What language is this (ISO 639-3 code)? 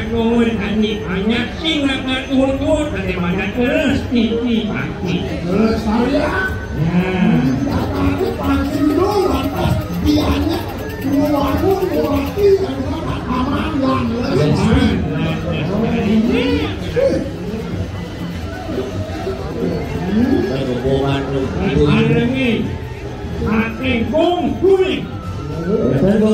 ind